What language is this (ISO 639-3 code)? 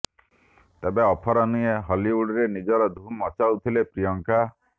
ori